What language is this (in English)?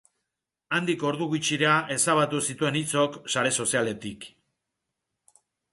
Basque